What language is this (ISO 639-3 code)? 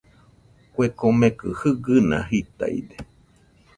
hux